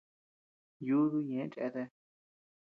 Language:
Tepeuxila Cuicatec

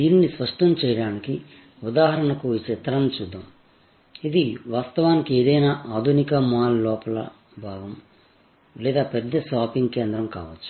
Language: Telugu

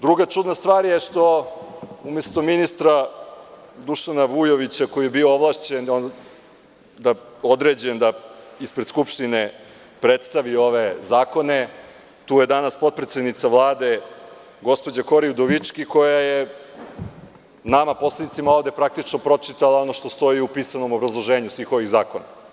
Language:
Serbian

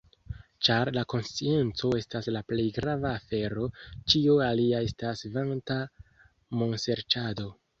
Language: Esperanto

